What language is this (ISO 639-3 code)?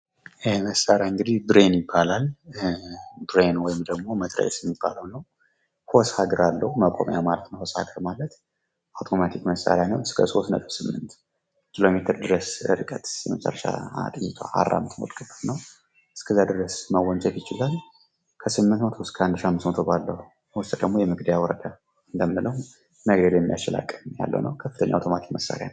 amh